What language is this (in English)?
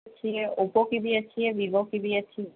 Urdu